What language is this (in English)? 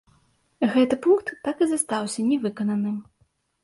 Belarusian